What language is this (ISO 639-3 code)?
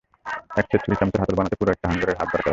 ben